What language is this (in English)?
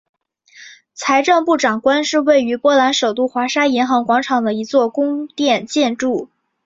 Chinese